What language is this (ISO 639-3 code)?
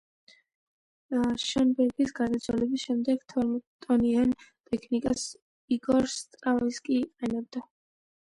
kat